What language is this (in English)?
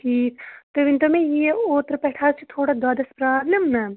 Kashmiri